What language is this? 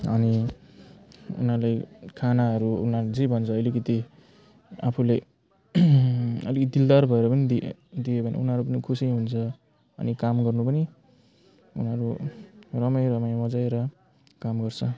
Nepali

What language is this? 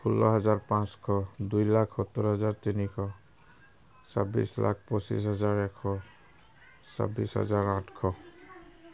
Assamese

